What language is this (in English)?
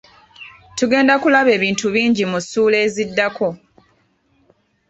Ganda